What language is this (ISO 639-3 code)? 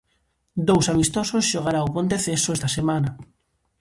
glg